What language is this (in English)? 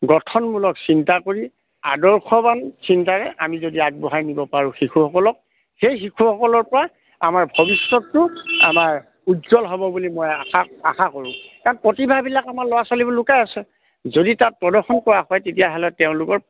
Assamese